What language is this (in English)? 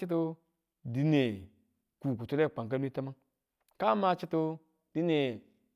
Tula